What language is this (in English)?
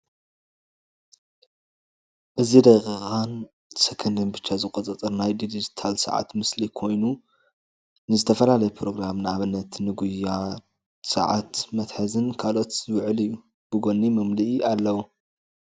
Tigrinya